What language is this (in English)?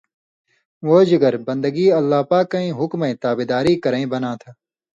Indus Kohistani